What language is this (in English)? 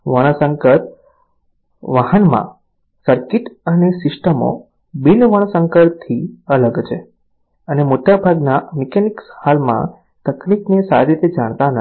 Gujarati